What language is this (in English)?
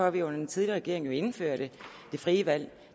Danish